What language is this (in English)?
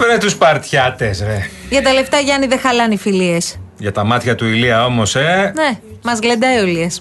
Greek